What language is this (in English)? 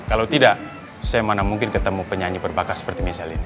Indonesian